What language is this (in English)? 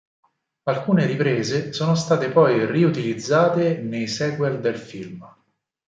Italian